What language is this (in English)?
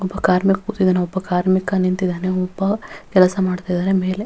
Kannada